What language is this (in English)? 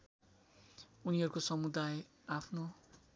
Nepali